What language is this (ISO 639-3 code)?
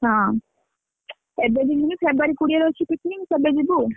ori